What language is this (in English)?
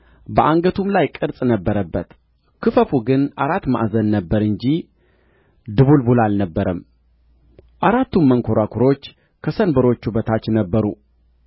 Amharic